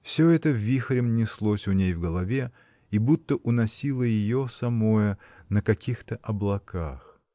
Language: Russian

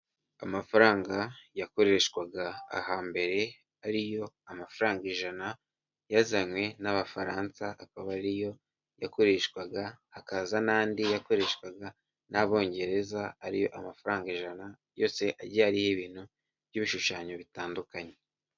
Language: Kinyarwanda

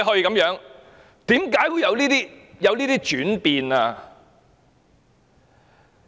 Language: Cantonese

